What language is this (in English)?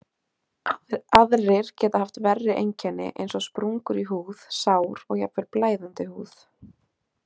Icelandic